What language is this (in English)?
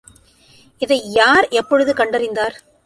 Tamil